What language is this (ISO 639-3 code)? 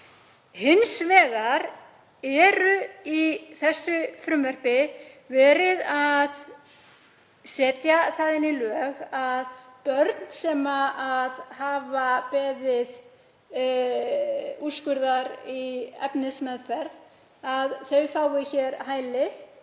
isl